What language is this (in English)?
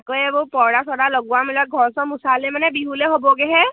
Assamese